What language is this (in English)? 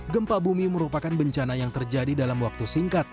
Indonesian